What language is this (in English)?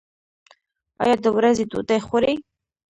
Pashto